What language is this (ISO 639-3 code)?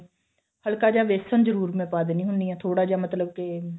pan